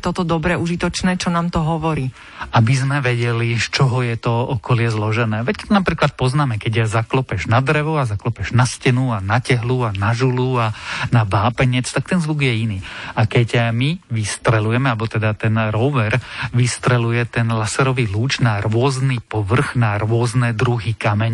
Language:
Slovak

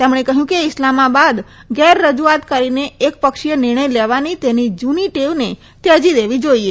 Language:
Gujarati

